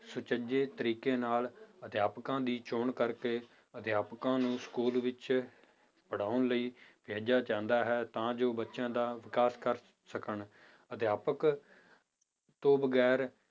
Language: Punjabi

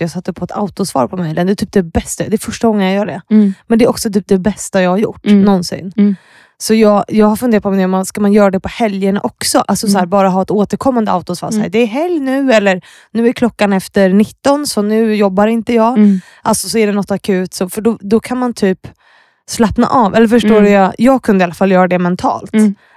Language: Swedish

